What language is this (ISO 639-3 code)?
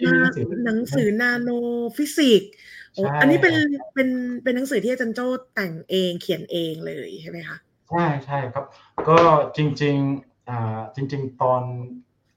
tha